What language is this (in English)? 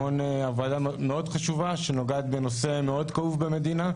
Hebrew